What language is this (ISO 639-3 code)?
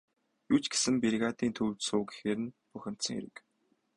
mon